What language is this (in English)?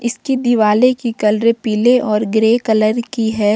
Hindi